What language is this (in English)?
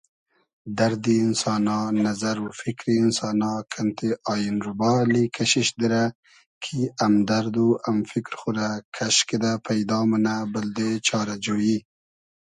Hazaragi